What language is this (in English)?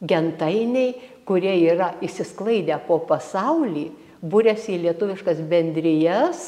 Lithuanian